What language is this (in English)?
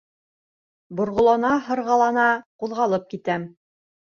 Bashkir